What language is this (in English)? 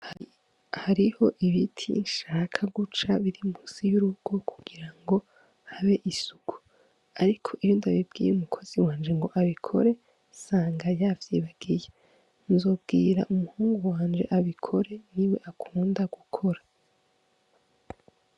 Rundi